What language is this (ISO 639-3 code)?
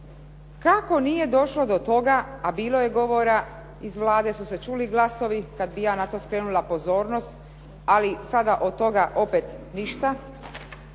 hrv